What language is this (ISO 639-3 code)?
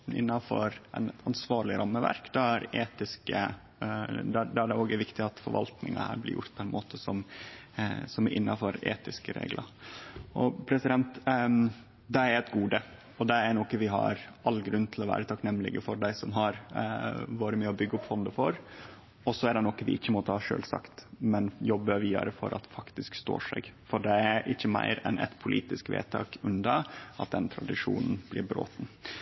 nno